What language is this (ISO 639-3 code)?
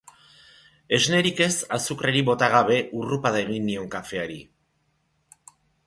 eus